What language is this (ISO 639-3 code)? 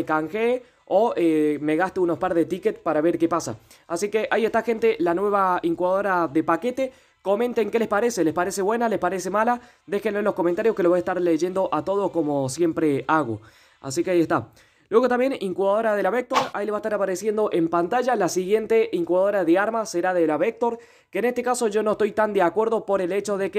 spa